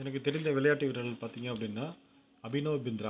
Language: Tamil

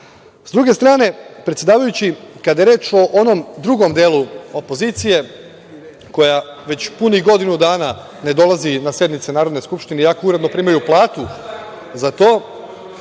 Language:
Serbian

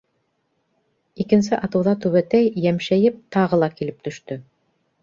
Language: Bashkir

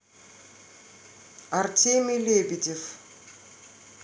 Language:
Russian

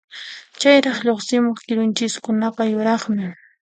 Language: Puno Quechua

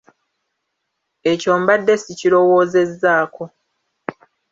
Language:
Ganda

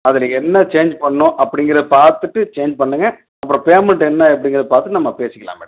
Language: Tamil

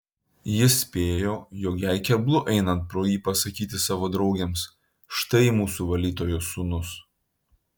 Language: Lithuanian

